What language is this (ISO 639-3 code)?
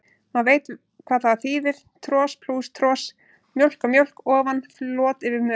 isl